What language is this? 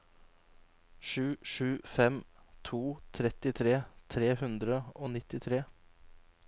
Norwegian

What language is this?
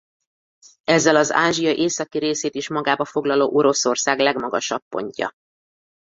Hungarian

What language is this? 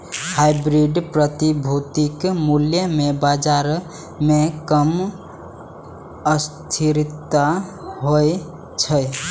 Maithili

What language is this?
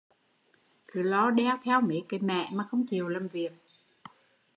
Vietnamese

